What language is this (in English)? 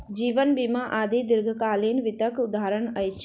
Maithili